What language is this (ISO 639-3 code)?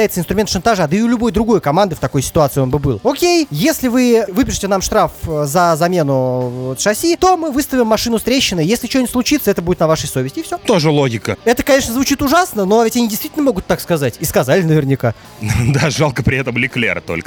rus